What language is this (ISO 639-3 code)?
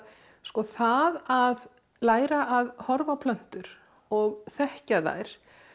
isl